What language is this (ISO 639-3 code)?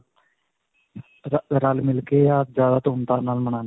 pan